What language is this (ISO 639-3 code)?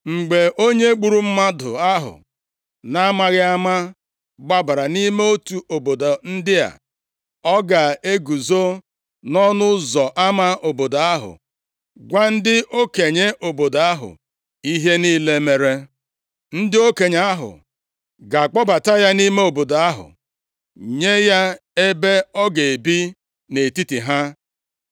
ibo